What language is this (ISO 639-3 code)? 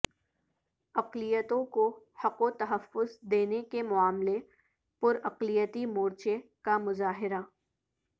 urd